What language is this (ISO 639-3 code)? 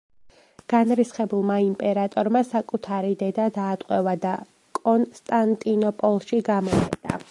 kat